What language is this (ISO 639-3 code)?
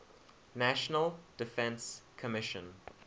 eng